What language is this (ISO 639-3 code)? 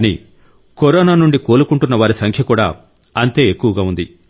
tel